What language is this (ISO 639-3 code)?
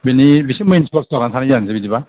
brx